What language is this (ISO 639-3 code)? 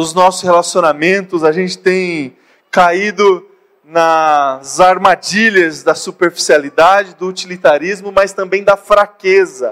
por